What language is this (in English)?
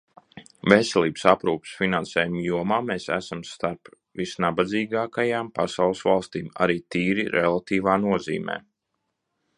Latvian